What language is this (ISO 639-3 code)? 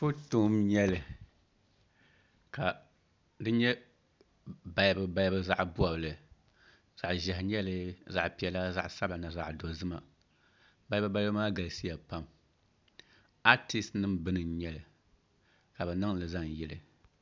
dag